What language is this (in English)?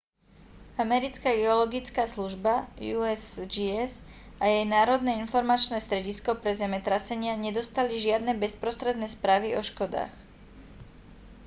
Slovak